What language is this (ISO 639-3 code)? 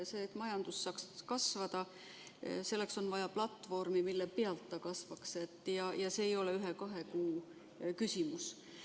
est